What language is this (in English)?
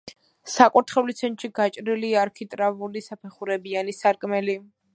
Georgian